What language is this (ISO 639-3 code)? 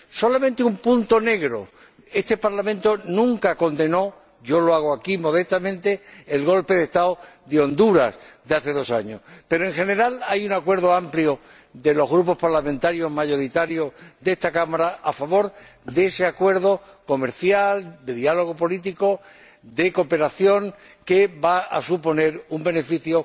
spa